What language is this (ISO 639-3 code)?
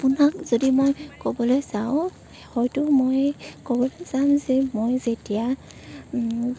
asm